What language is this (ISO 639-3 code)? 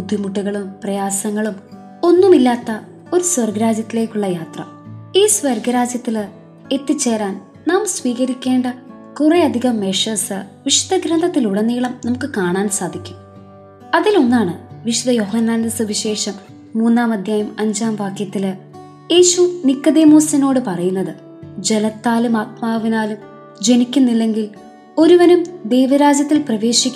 mal